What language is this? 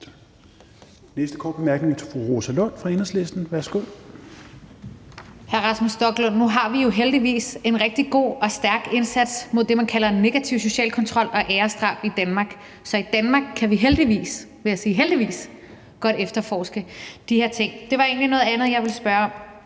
Danish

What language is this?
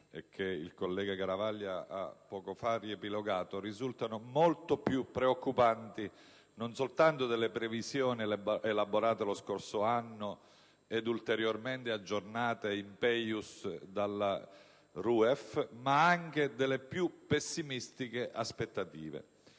Italian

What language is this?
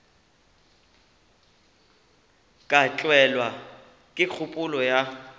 Northern Sotho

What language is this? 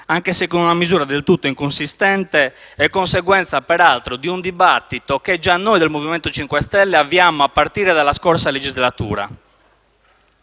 Italian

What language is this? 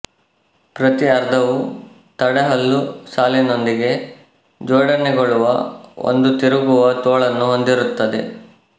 Kannada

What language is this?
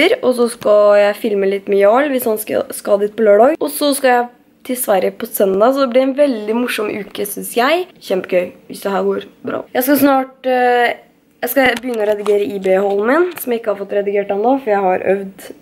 Norwegian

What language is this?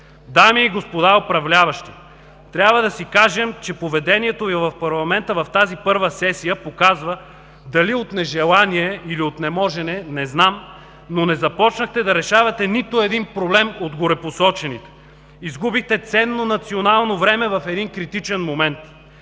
Bulgarian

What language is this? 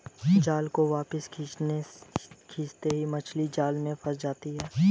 Hindi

